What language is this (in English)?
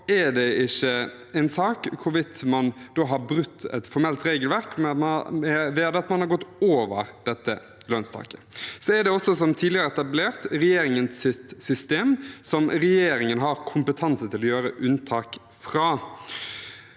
Norwegian